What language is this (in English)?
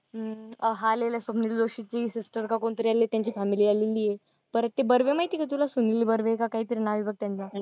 Marathi